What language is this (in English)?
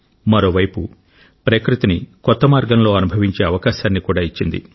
Telugu